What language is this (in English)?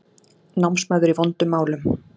Icelandic